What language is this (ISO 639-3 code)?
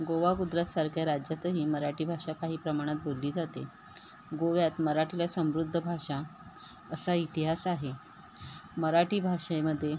mar